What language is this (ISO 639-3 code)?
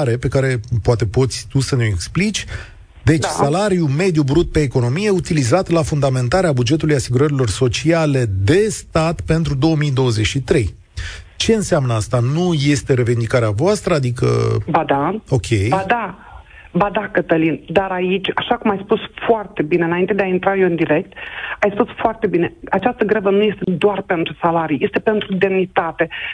ron